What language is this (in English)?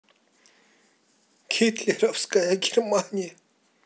Russian